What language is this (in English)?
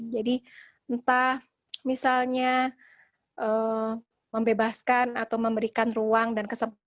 Indonesian